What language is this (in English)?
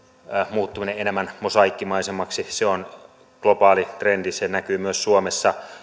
Finnish